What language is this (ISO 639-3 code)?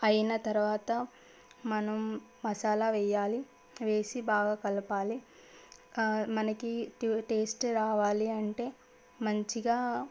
tel